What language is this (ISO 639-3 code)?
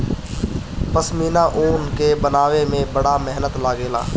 bho